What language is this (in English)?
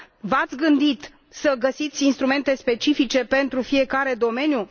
Romanian